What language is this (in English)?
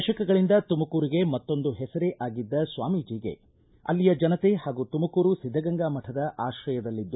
Kannada